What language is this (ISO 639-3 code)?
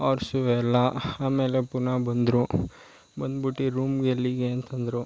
kan